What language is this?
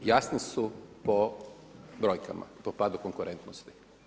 Croatian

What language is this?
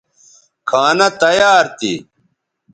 Bateri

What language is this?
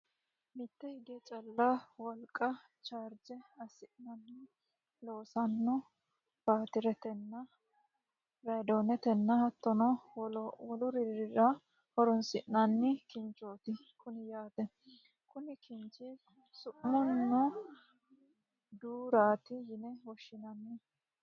Sidamo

